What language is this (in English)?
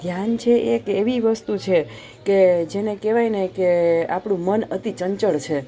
Gujarati